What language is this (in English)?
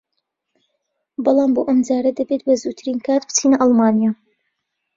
Central Kurdish